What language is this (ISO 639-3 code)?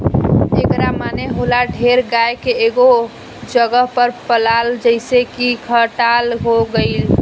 bho